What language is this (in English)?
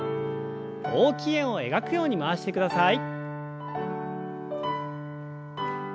Japanese